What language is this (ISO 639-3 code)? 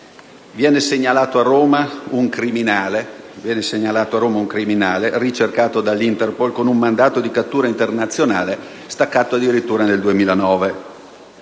ita